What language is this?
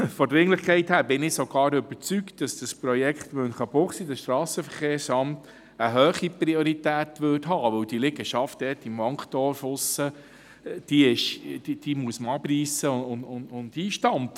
Swiss German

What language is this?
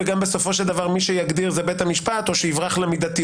Hebrew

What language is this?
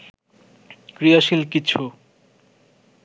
Bangla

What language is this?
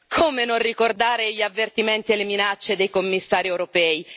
Italian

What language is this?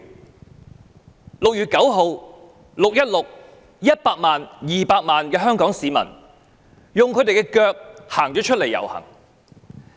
Cantonese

